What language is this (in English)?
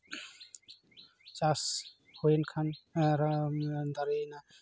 Santali